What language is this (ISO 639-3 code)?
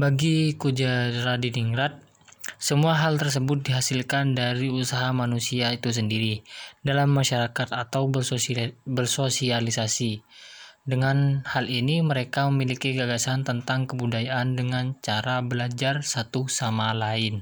ind